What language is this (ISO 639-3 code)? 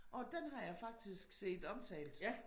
dan